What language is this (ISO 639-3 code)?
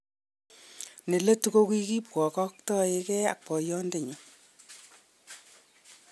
kln